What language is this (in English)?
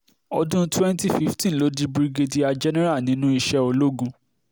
Yoruba